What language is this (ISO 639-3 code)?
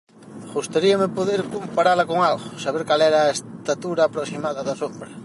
glg